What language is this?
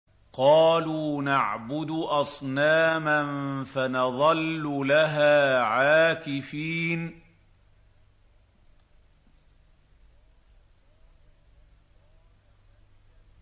Arabic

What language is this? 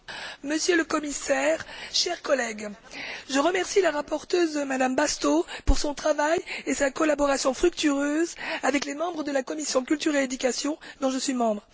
French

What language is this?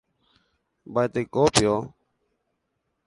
Guarani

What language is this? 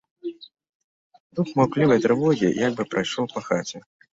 Belarusian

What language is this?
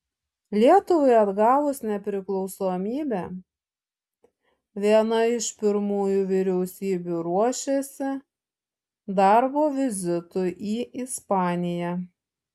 Lithuanian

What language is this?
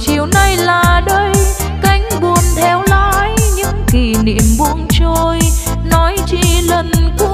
Vietnamese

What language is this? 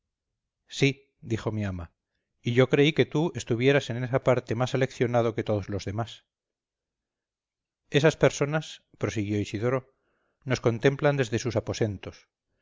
Spanish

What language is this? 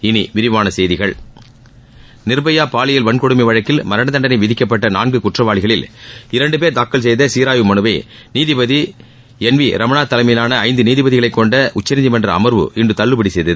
Tamil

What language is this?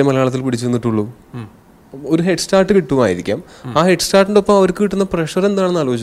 Malayalam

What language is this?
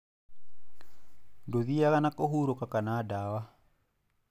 Kikuyu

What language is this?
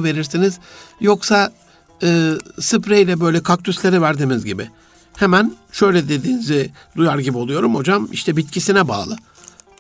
Turkish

